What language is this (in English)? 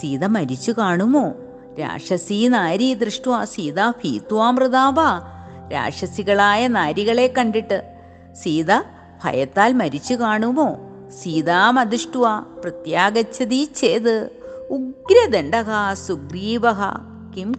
Malayalam